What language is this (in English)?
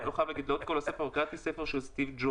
Hebrew